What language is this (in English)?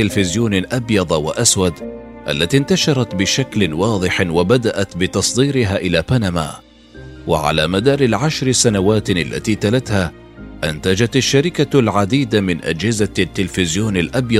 Arabic